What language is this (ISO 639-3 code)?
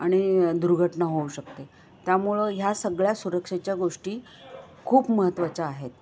mar